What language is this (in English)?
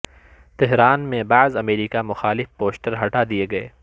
Urdu